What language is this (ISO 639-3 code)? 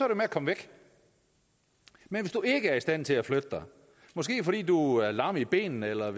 dan